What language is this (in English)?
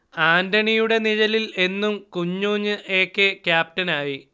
Malayalam